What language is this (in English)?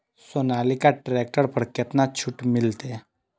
Maithili